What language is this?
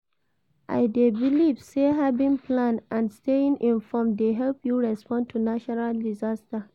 Nigerian Pidgin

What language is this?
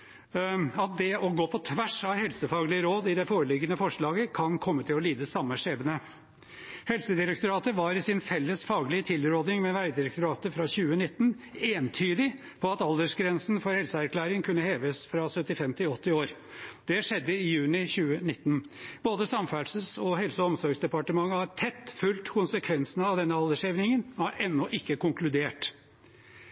Norwegian Bokmål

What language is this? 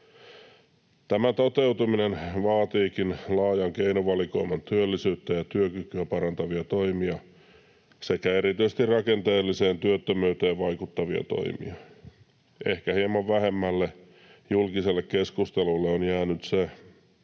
Finnish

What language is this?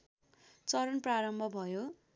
Nepali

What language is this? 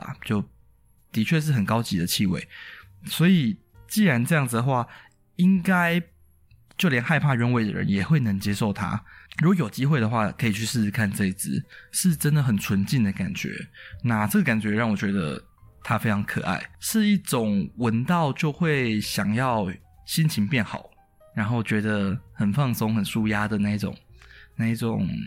Chinese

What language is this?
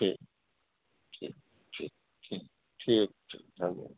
Maithili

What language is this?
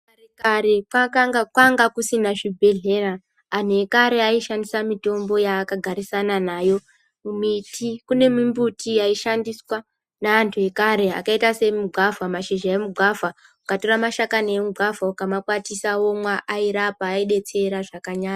Ndau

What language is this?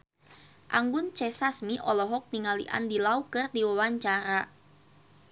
Sundanese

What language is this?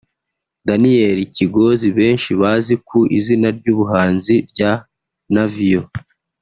Kinyarwanda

